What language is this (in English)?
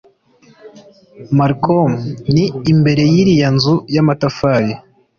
Kinyarwanda